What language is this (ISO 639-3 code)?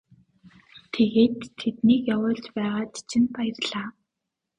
mon